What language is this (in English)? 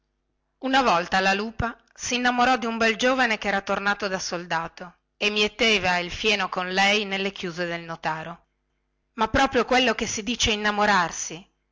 Italian